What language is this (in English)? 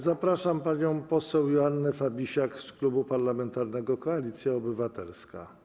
Polish